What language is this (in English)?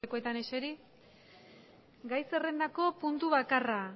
Basque